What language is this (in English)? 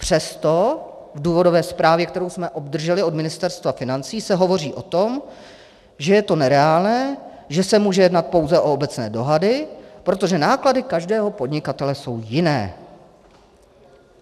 Czech